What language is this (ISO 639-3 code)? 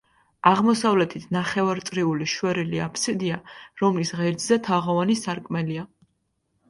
kat